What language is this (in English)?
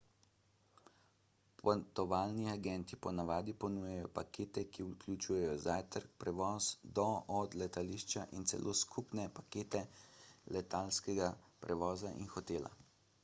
Slovenian